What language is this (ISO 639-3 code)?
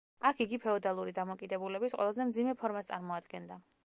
kat